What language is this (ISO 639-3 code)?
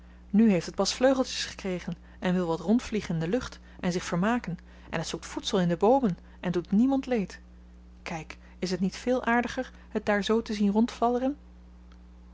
nld